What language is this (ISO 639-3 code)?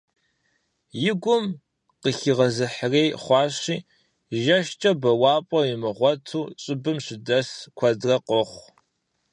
kbd